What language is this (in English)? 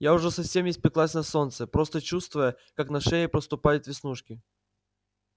Russian